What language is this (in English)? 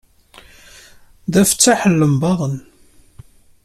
Kabyle